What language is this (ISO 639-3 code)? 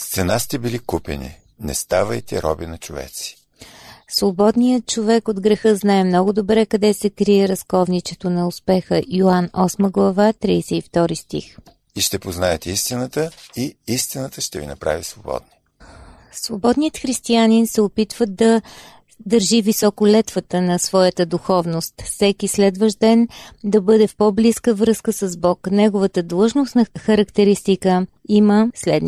bul